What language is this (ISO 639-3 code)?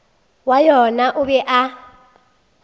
nso